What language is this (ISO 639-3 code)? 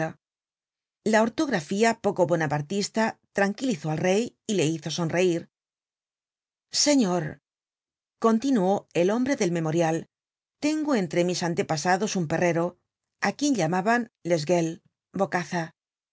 spa